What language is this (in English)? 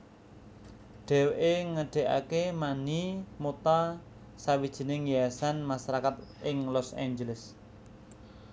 Javanese